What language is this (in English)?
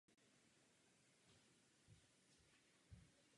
Czech